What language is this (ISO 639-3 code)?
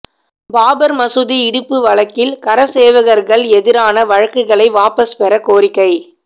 tam